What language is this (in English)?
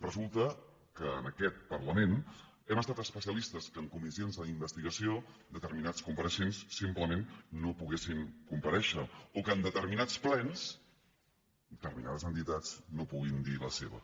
Catalan